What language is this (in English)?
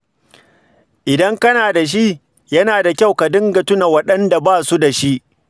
Hausa